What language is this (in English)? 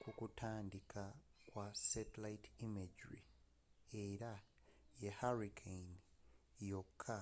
Ganda